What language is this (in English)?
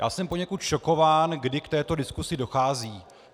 Czech